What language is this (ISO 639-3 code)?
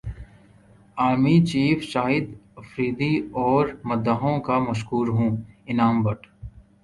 urd